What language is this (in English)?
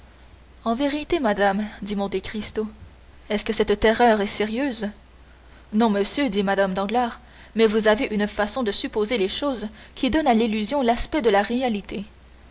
French